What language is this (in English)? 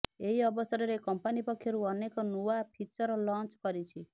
Odia